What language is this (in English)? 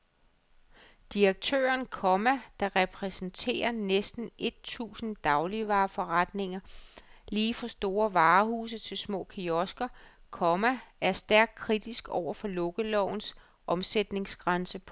Danish